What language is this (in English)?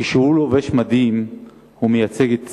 Hebrew